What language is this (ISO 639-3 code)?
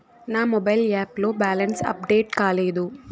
tel